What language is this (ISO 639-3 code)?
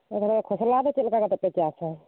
sat